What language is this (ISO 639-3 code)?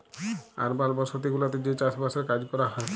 ben